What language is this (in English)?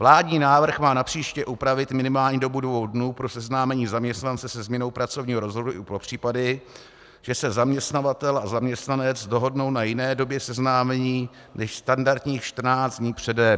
Czech